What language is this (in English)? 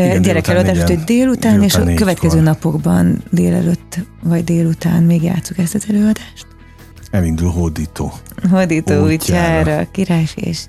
Hungarian